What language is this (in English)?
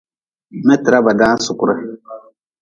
Nawdm